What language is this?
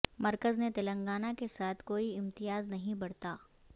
Urdu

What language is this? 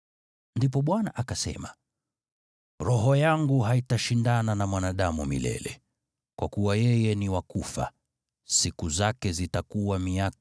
Swahili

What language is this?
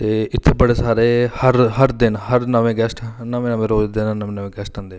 Dogri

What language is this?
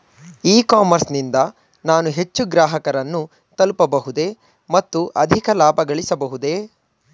Kannada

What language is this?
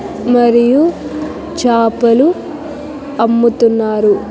Telugu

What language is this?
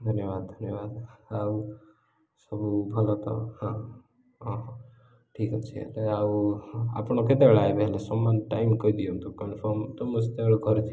Odia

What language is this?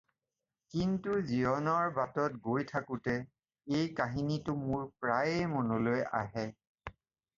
Assamese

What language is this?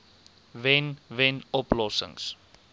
Afrikaans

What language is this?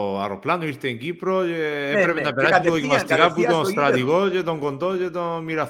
Greek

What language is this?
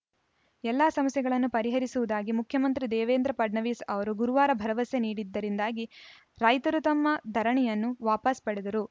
Kannada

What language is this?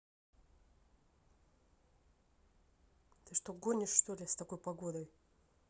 Russian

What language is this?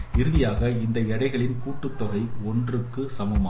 Tamil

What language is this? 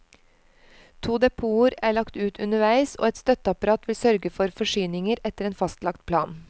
Norwegian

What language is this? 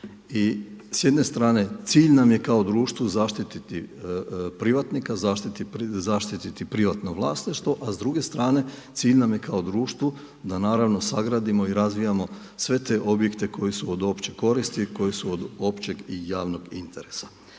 Croatian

